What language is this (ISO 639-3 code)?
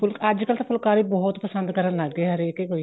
pan